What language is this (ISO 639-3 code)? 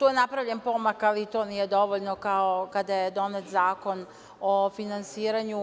srp